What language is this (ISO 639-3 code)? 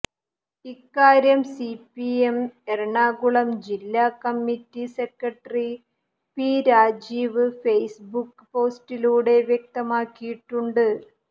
mal